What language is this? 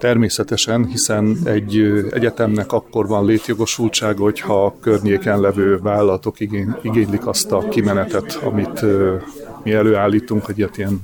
Hungarian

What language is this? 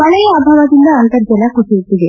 Kannada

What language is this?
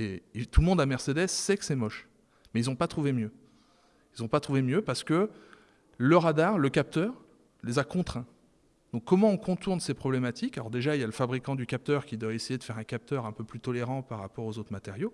French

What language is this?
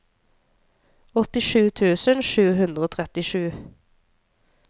Norwegian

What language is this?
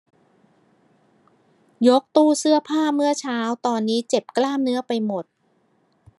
Thai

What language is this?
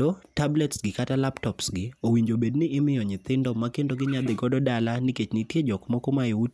Luo (Kenya and Tanzania)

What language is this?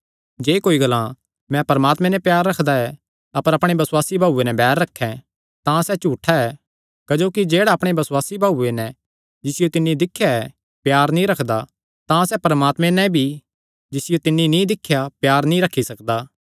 Kangri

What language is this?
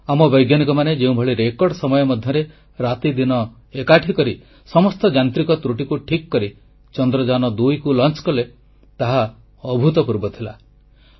Odia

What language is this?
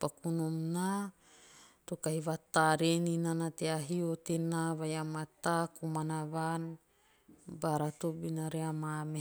Teop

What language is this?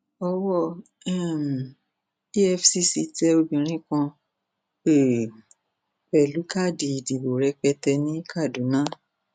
Yoruba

